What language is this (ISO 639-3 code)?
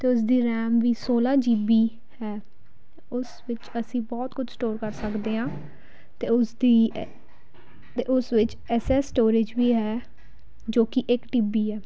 pan